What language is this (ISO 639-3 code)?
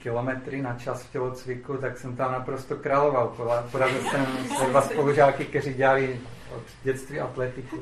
ces